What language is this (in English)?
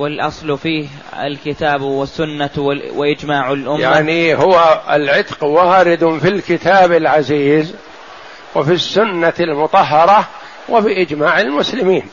Arabic